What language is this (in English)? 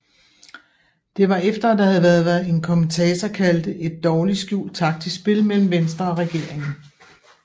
Danish